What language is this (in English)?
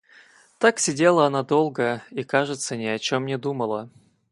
Russian